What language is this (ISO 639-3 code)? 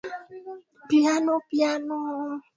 swa